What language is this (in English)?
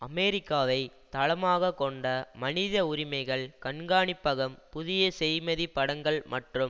Tamil